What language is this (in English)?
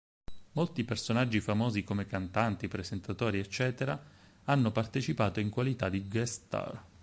Italian